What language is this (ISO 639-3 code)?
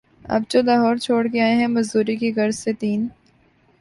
urd